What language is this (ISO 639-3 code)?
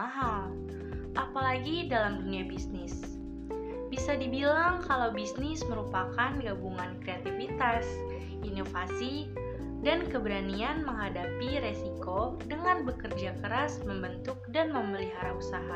ind